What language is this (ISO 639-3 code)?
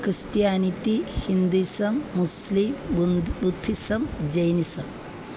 mal